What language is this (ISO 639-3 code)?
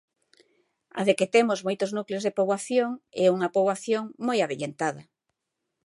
glg